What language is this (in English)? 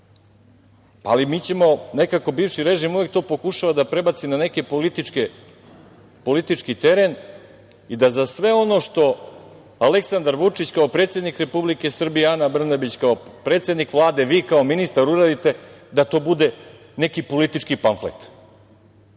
Serbian